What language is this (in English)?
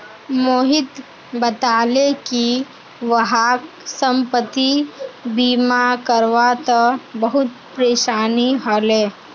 Magahi